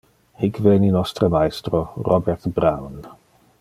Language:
Interlingua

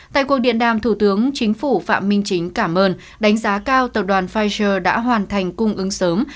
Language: Vietnamese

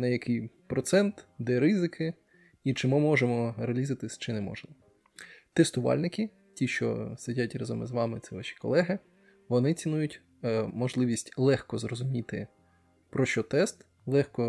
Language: Ukrainian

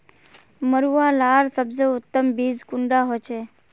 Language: Magahi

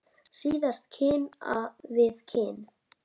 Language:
Icelandic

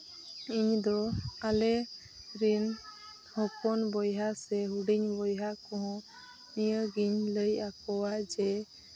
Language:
Santali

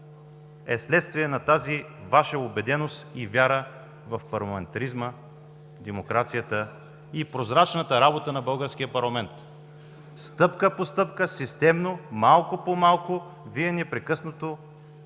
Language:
Bulgarian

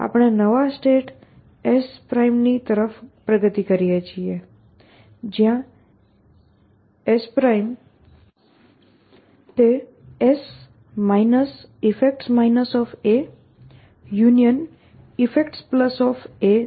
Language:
Gujarati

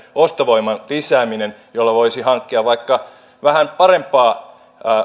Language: Finnish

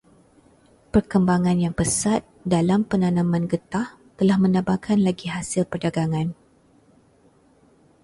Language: Malay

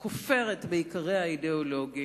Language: Hebrew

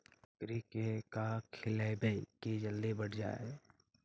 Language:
Magahi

